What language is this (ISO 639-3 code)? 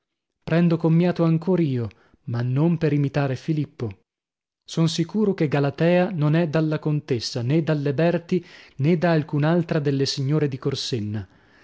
ita